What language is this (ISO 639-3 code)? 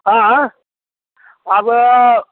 mai